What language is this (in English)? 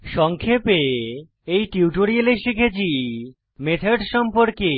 Bangla